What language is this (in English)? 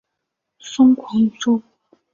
Chinese